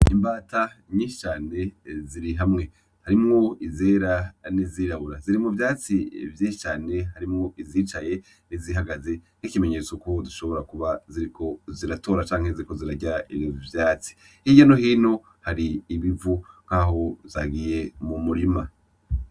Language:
Rundi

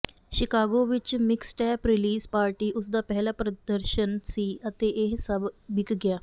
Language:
Punjabi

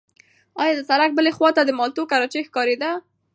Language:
Pashto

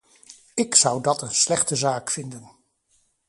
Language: Dutch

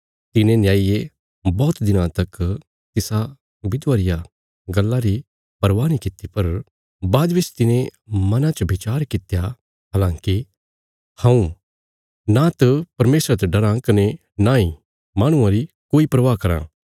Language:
Bilaspuri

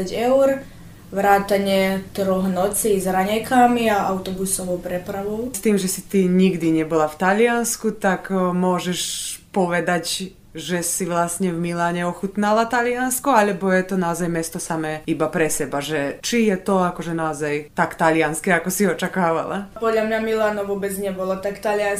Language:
Slovak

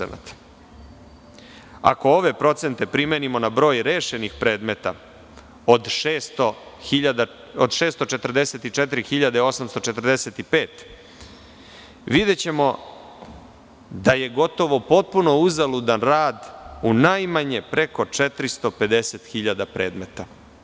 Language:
Serbian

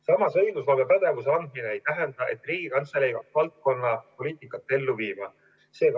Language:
Estonian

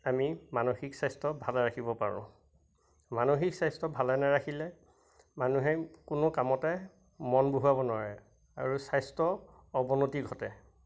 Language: Assamese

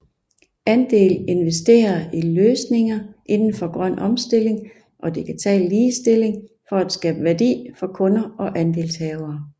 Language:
Danish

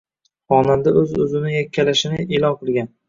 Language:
Uzbek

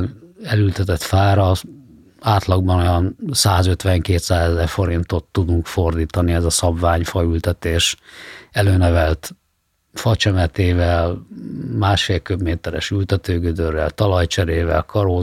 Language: Hungarian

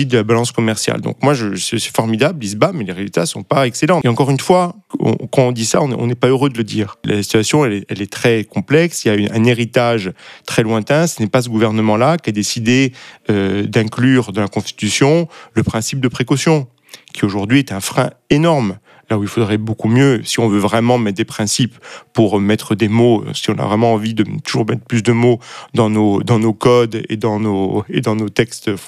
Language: French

